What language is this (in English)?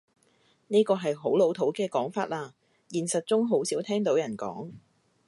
Cantonese